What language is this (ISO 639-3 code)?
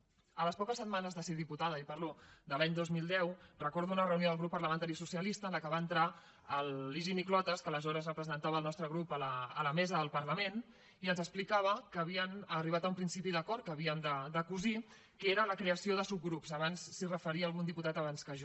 cat